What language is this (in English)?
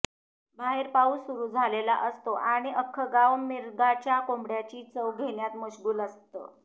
Marathi